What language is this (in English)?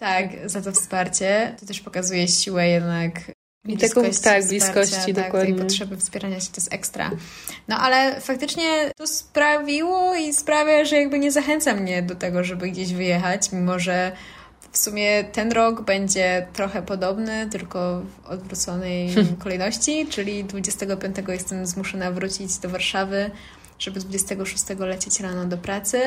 Polish